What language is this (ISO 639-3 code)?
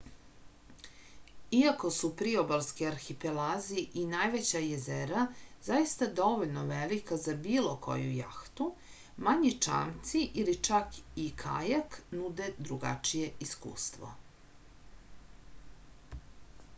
srp